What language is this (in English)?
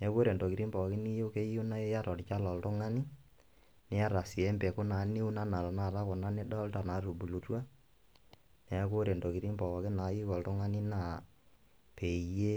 Masai